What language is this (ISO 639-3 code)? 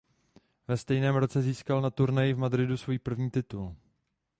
ces